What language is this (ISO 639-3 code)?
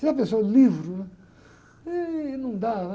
por